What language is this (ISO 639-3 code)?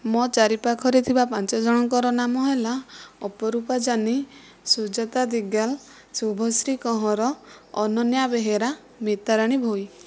ori